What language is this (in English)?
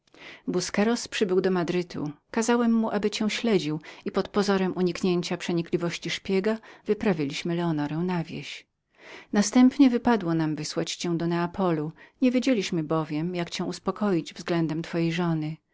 Polish